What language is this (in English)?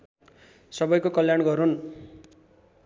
Nepali